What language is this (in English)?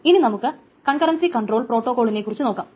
Malayalam